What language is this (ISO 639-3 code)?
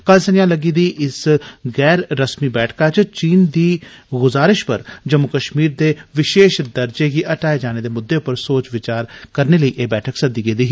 doi